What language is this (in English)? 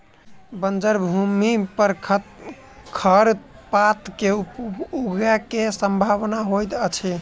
Maithili